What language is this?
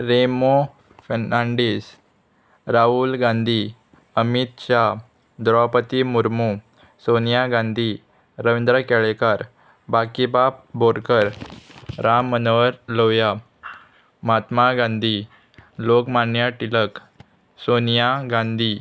Konkani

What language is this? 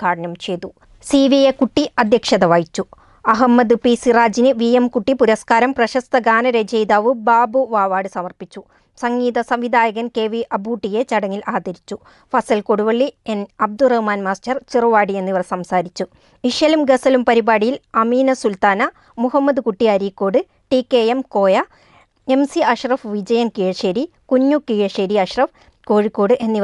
Malayalam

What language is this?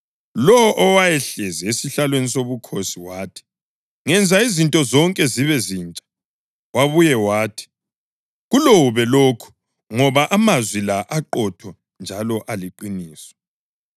North Ndebele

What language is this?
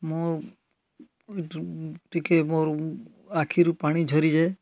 Odia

